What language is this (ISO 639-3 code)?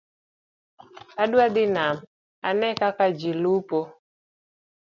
luo